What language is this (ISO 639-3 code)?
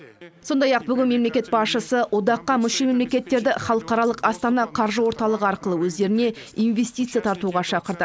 kaz